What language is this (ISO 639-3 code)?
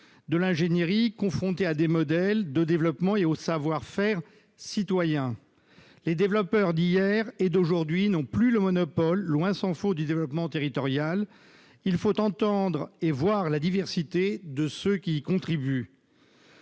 fra